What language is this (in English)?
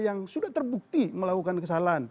Indonesian